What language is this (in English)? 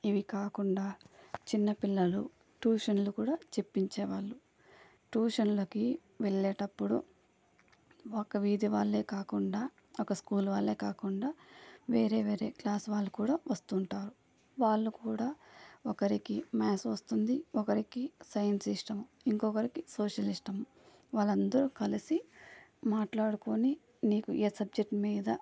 Telugu